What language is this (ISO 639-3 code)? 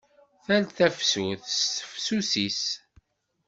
kab